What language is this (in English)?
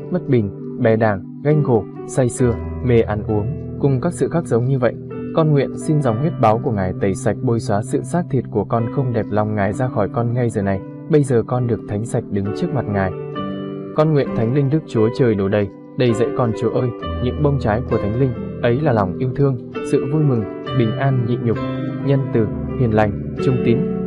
Vietnamese